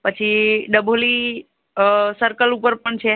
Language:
Gujarati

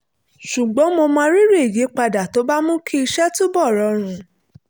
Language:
Yoruba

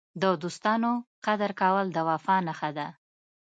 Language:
Pashto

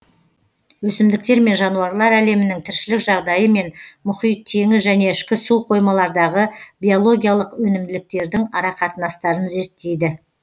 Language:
Kazakh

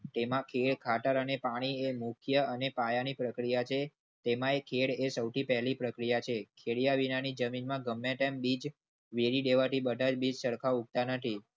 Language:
Gujarati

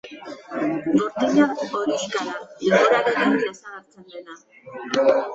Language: Basque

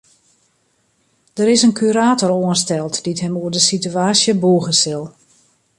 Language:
Western Frisian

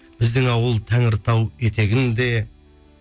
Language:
Kazakh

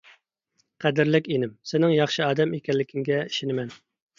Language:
Uyghur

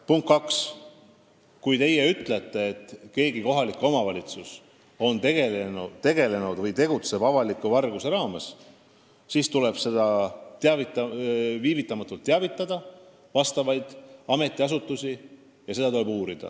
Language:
Estonian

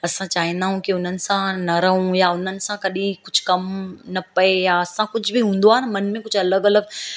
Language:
Sindhi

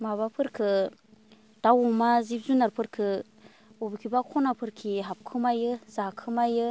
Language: Bodo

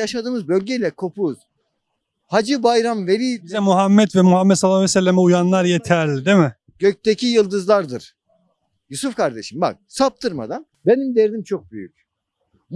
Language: Turkish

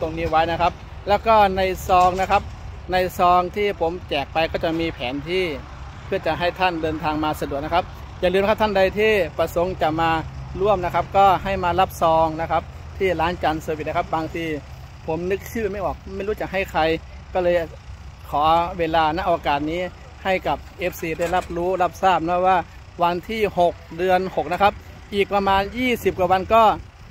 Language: Thai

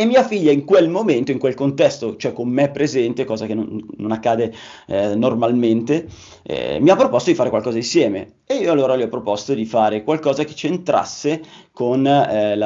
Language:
Italian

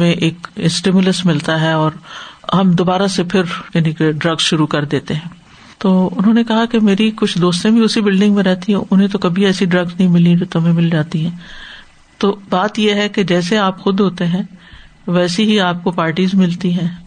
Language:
Urdu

